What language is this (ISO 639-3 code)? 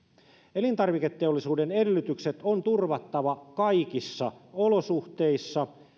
fin